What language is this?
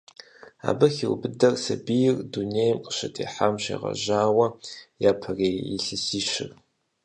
Kabardian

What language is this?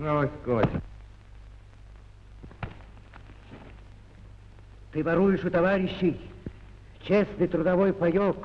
Russian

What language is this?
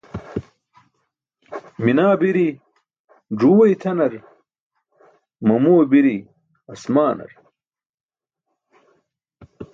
Burushaski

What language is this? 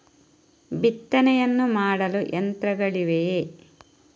Kannada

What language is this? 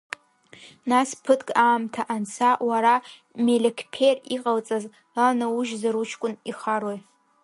Abkhazian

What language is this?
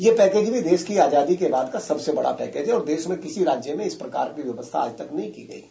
Hindi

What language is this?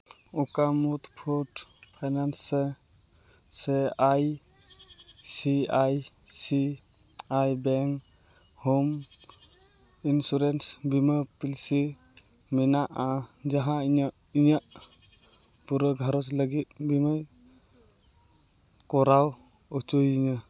Santali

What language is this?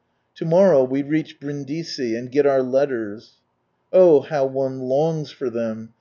English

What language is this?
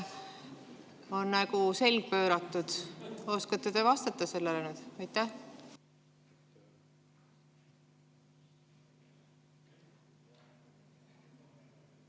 Estonian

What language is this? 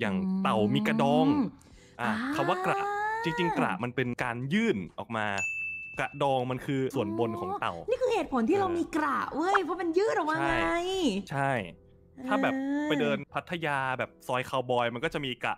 Thai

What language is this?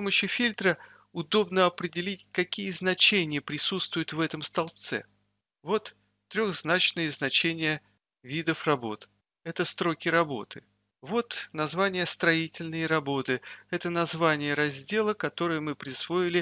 Russian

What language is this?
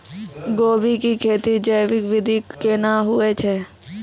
Maithili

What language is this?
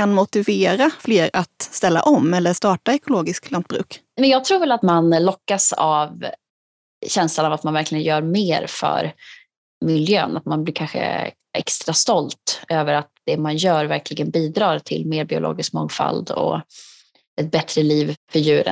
Swedish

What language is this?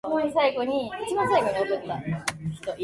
Japanese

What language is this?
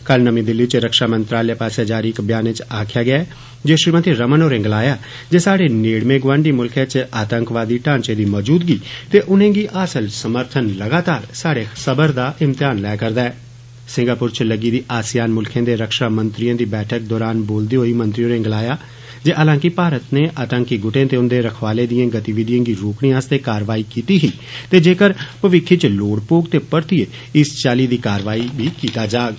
Dogri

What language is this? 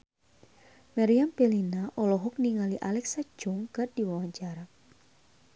Sundanese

